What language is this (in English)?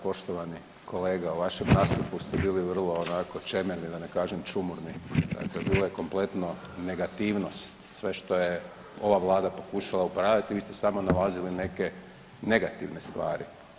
Croatian